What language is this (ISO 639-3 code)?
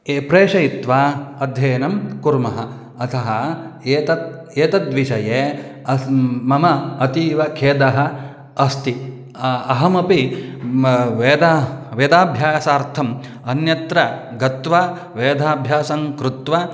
san